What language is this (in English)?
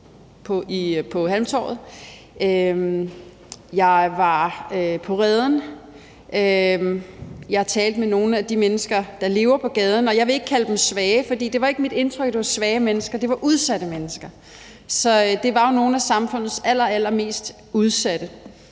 Danish